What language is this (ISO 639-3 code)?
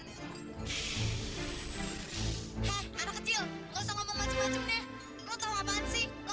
ind